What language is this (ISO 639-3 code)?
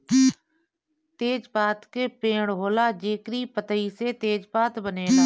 bho